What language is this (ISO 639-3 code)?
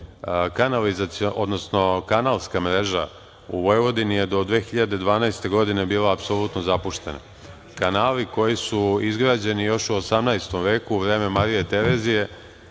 srp